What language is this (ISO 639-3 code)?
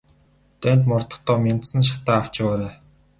mon